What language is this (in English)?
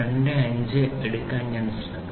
Malayalam